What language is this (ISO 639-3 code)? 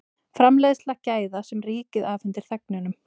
isl